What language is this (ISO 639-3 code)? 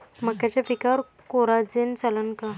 mar